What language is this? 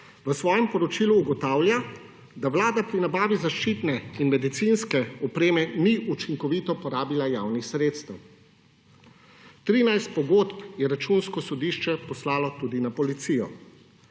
Slovenian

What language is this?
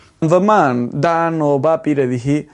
Welsh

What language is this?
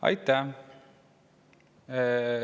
Estonian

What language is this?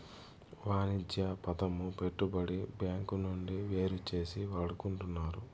Telugu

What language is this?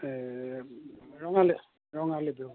Assamese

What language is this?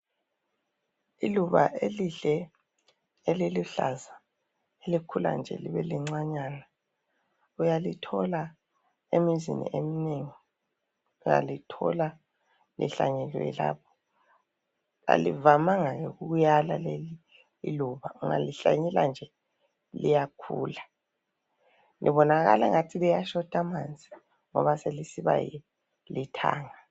North Ndebele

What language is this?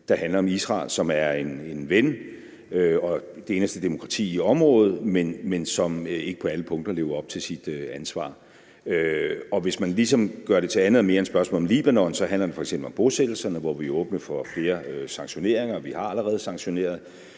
Danish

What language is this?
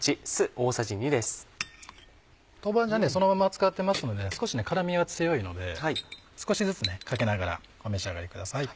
Japanese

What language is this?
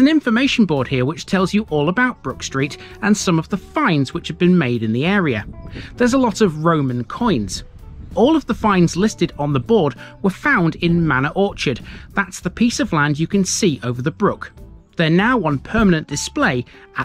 English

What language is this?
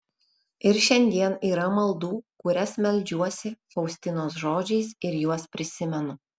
Lithuanian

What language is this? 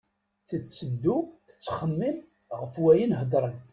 Kabyle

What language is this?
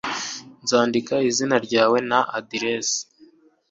Kinyarwanda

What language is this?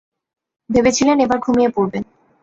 Bangla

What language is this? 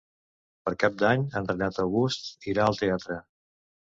Catalan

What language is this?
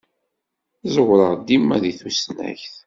Kabyle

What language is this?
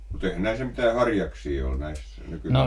Finnish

